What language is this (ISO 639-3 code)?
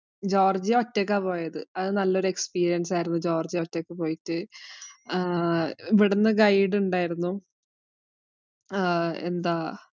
mal